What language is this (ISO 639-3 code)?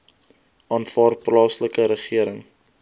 afr